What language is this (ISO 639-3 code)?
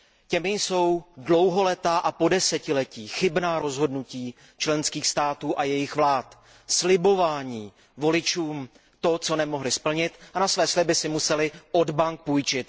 ces